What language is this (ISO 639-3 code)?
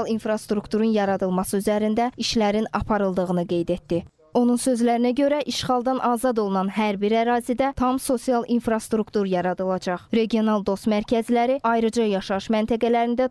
tur